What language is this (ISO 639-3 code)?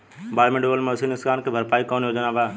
bho